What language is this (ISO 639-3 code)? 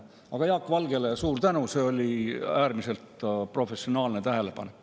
est